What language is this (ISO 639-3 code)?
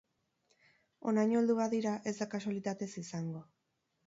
eus